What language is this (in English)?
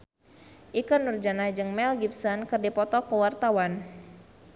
Sundanese